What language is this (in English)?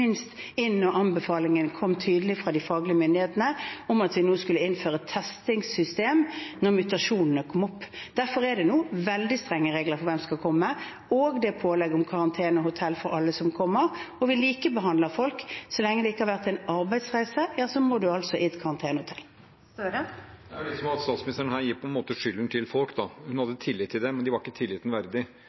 Norwegian